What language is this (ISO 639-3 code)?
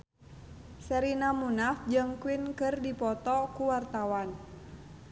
sun